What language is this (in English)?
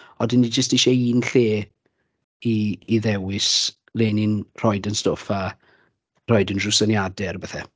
Welsh